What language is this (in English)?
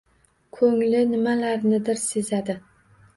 Uzbek